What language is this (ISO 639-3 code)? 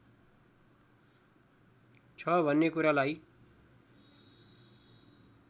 nep